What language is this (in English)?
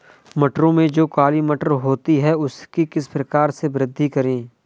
Hindi